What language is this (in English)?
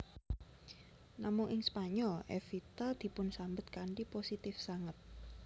Javanese